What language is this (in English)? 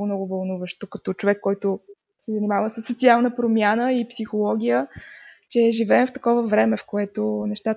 Bulgarian